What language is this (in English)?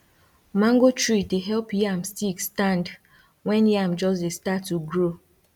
Nigerian Pidgin